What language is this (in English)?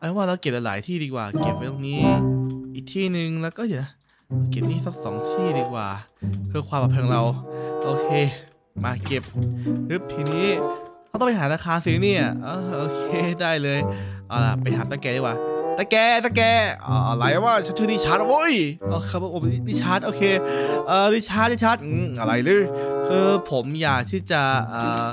Thai